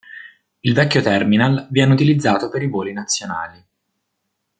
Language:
Italian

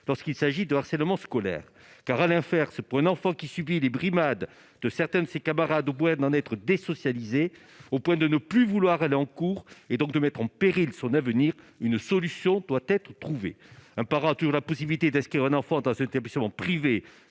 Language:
French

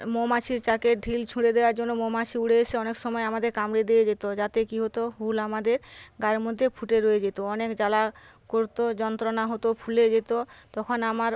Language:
Bangla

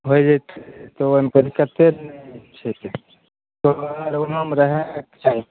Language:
Maithili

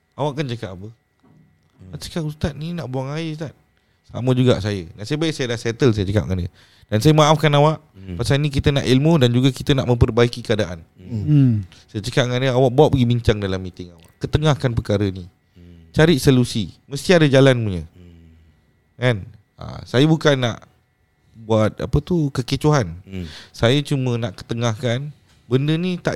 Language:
Malay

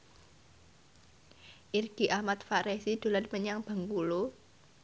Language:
Javanese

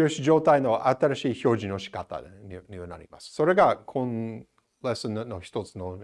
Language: Japanese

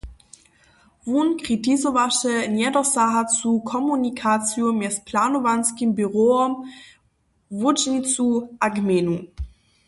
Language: Upper Sorbian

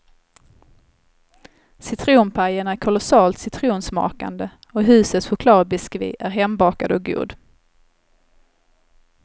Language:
Swedish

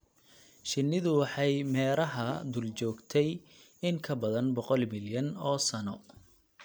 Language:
Somali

